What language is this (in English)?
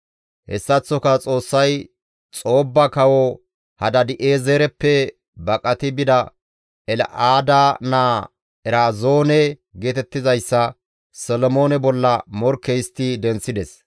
Gamo